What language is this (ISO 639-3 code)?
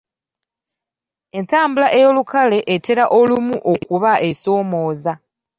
lug